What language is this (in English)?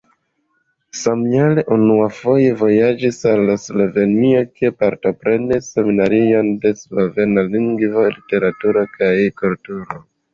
Esperanto